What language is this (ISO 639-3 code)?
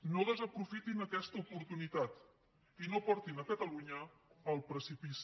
cat